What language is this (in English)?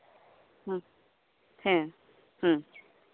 Santali